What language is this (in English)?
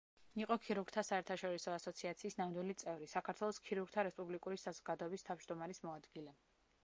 Georgian